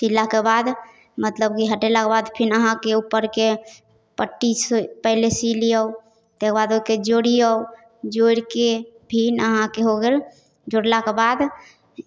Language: Maithili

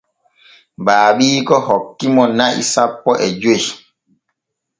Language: Borgu Fulfulde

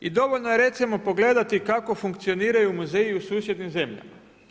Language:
Croatian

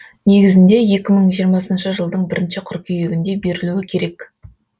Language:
Kazakh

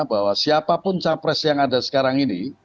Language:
Indonesian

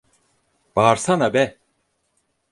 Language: Turkish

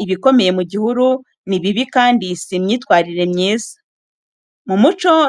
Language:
Kinyarwanda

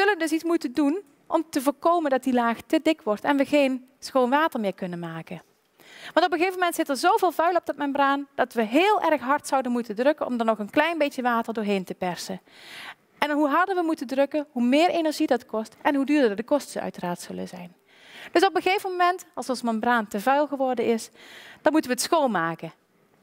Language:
Dutch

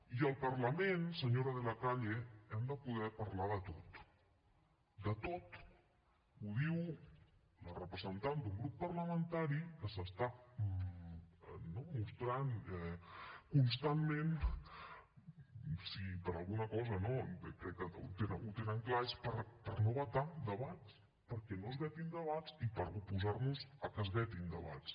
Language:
Catalan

